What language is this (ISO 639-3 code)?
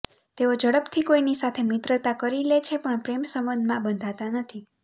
guj